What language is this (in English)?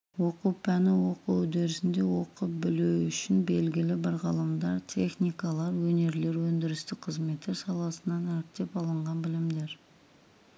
Kazakh